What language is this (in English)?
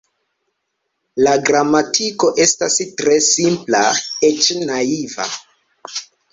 Esperanto